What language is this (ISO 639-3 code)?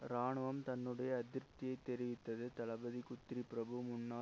tam